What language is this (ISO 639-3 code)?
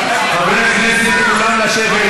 heb